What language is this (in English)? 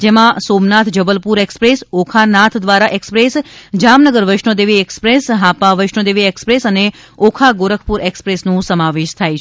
Gujarati